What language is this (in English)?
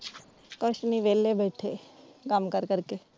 Punjabi